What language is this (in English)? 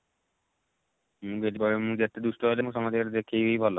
Odia